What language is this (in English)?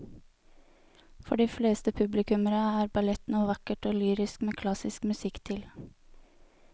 Norwegian